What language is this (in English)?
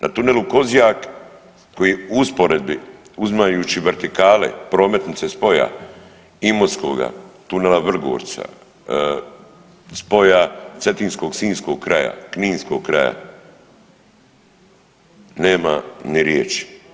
Croatian